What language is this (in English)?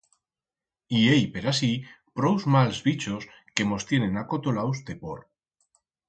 Aragonese